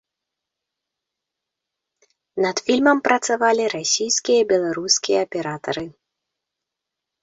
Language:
Belarusian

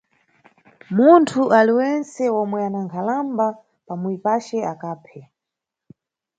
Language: Nyungwe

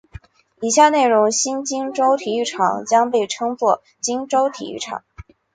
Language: Chinese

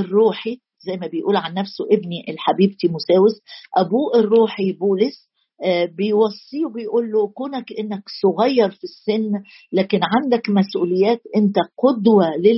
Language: Arabic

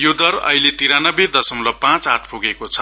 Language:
Nepali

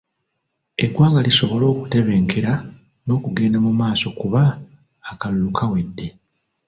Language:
Ganda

